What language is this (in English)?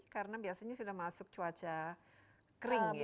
Indonesian